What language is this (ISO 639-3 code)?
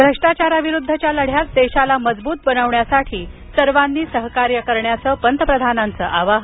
mar